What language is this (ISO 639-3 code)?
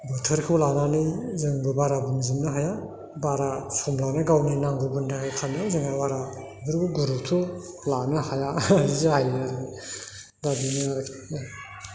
brx